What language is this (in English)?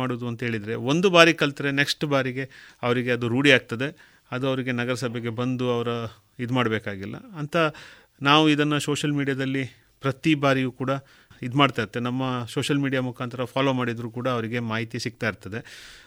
Kannada